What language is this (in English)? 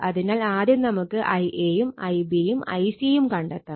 Malayalam